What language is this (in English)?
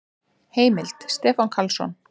Icelandic